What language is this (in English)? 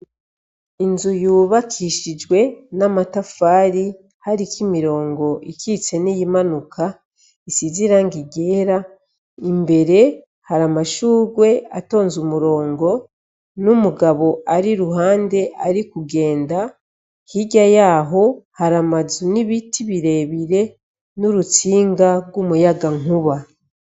Rundi